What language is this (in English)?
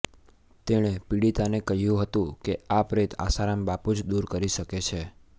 Gujarati